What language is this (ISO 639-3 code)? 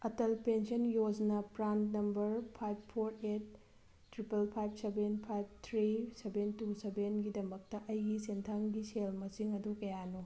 mni